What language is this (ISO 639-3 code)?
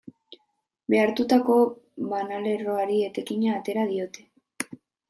eus